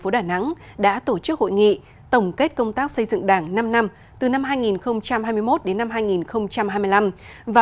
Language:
Vietnamese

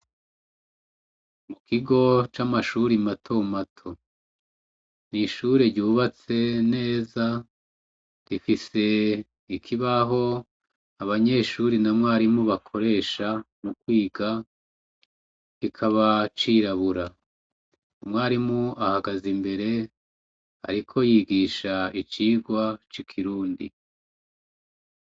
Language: Rundi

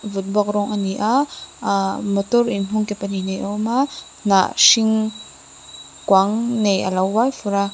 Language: Mizo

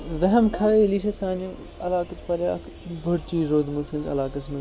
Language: Kashmiri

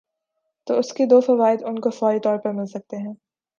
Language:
Urdu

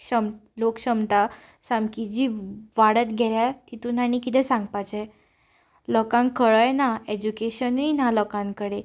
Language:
Konkani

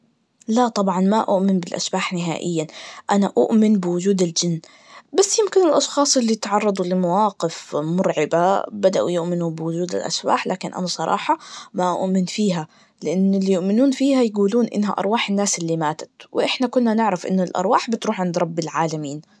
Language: Najdi Arabic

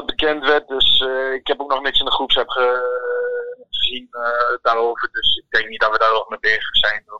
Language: Dutch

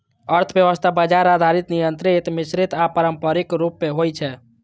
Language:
Maithili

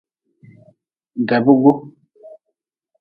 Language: Nawdm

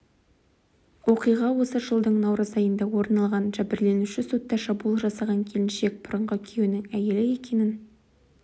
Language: Kazakh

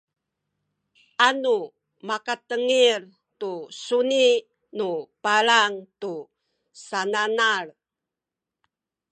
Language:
Sakizaya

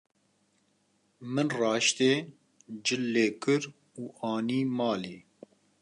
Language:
Kurdish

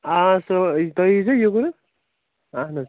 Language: Kashmiri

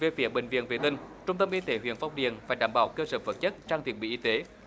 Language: Vietnamese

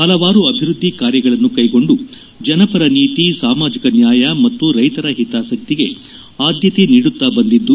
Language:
Kannada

